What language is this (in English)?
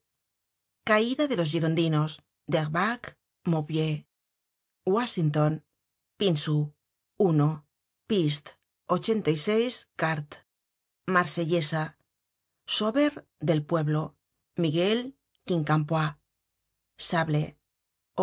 Spanish